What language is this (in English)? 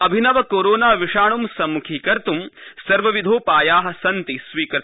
Sanskrit